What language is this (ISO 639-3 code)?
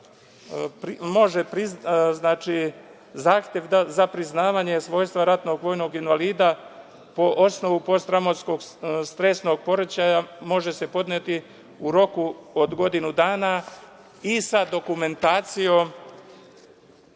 srp